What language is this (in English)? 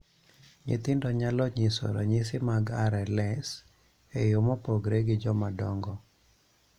Luo (Kenya and Tanzania)